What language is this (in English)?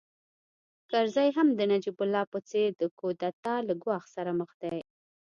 Pashto